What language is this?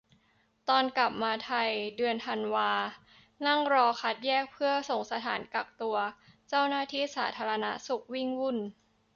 Thai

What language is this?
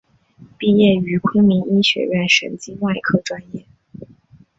Chinese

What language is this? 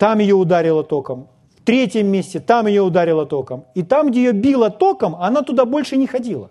Russian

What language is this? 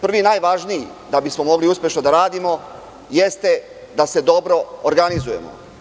Serbian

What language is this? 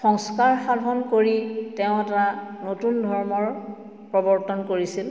Assamese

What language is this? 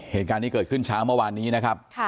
Thai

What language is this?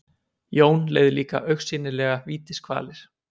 Icelandic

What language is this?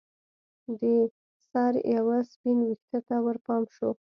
Pashto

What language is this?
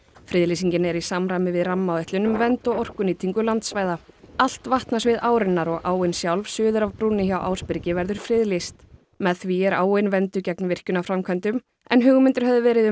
Icelandic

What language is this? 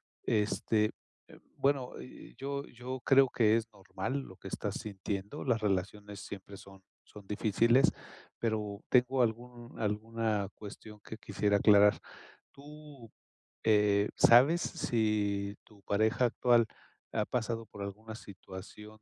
Spanish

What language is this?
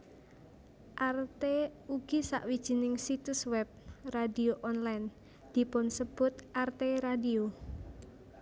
Javanese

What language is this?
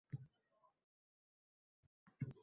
Uzbek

